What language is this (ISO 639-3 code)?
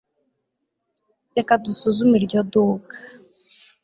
kin